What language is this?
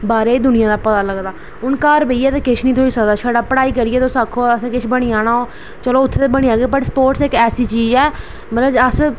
Dogri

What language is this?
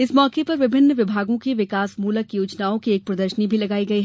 Hindi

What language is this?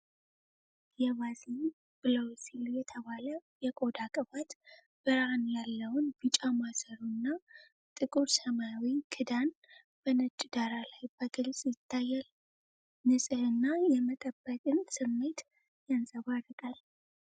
Amharic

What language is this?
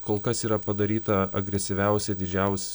Lithuanian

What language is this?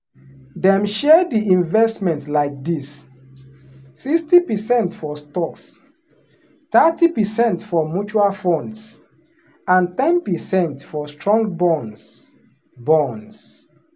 Nigerian Pidgin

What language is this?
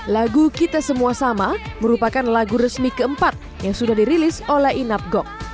Indonesian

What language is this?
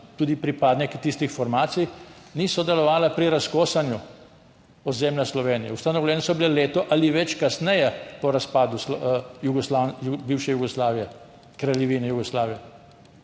Slovenian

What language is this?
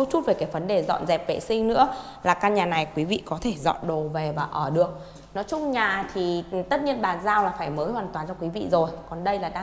Vietnamese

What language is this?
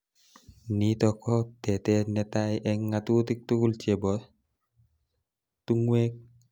Kalenjin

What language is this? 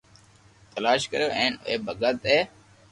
Loarki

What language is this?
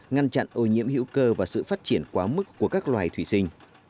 Vietnamese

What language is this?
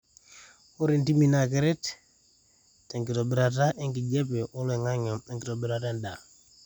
Masai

